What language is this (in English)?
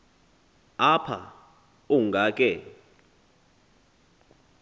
Xhosa